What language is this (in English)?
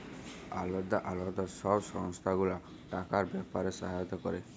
Bangla